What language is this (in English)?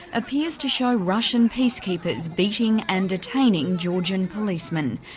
English